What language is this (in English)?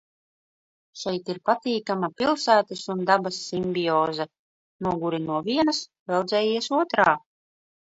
Latvian